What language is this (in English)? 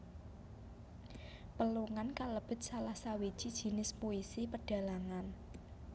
Javanese